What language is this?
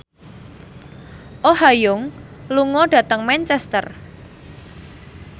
Javanese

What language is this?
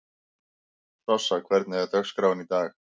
Icelandic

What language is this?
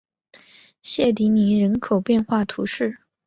Chinese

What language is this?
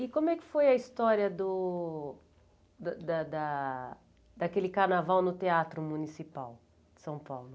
Portuguese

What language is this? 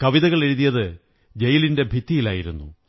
Malayalam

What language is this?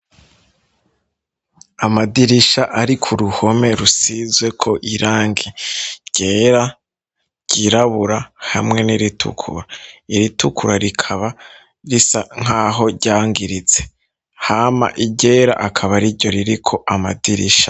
Rundi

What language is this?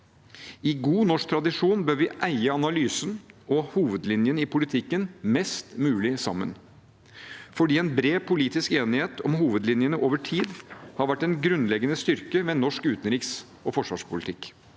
Norwegian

